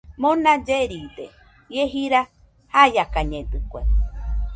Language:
Nüpode Huitoto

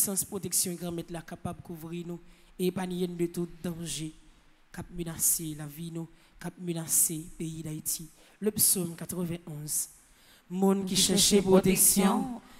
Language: French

